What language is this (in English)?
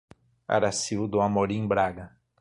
Portuguese